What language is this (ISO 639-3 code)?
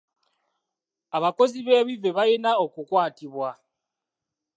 lug